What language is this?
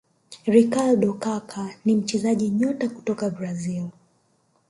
Swahili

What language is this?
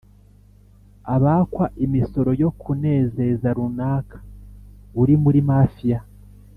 Kinyarwanda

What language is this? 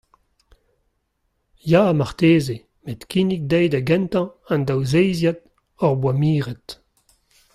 Breton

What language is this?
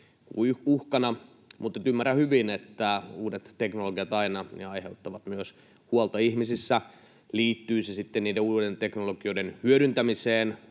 Finnish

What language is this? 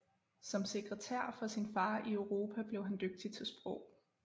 Danish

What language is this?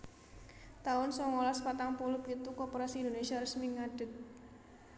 Javanese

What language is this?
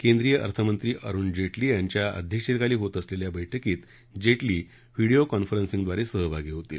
Marathi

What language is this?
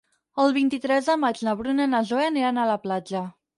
Catalan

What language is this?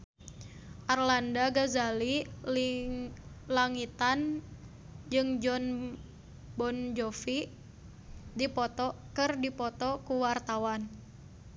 Sundanese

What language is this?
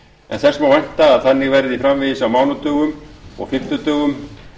Icelandic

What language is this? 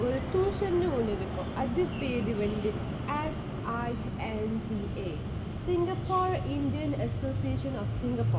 English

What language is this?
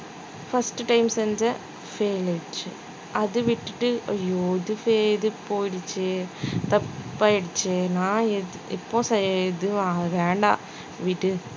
Tamil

